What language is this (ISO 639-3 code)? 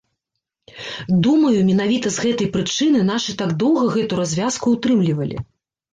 bel